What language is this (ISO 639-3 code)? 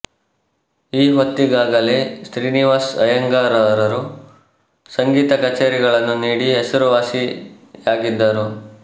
kan